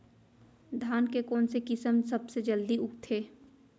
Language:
Chhattisgarhi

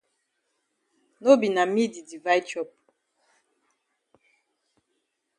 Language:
Cameroon Pidgin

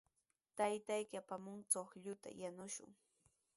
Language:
Sihuas Ancash Quechua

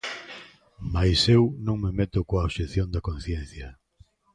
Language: Galician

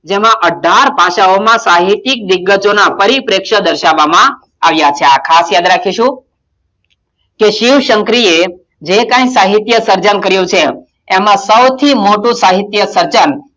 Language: Gujarati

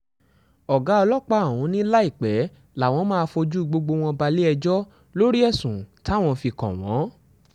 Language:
Yoruba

